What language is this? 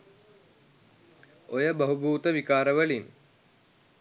Sinhala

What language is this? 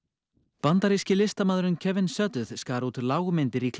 Icelandic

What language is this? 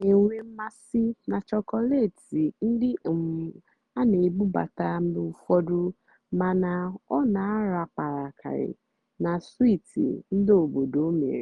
Igbo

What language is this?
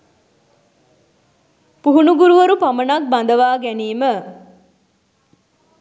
Sinhala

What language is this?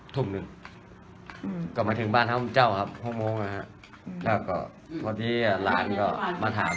Thai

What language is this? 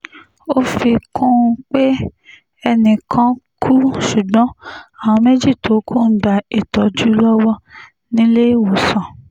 Yoruba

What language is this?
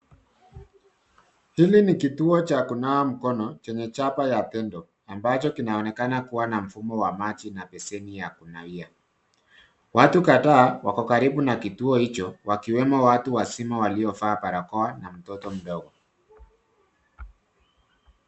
Swahili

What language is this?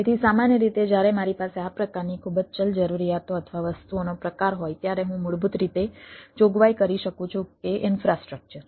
Gujarati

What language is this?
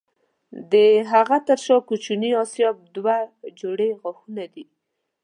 Pashto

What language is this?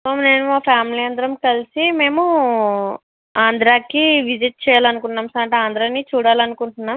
Telugu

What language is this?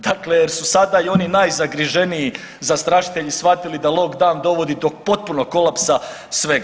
Croatian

